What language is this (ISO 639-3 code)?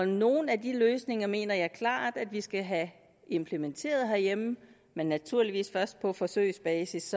dan